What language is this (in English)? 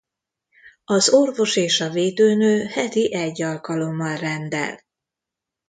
Hungarian